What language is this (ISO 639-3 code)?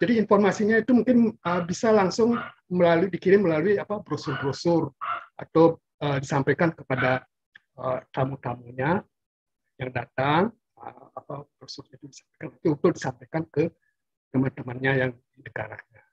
ind